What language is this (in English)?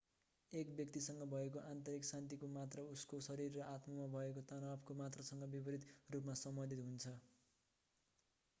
Nepali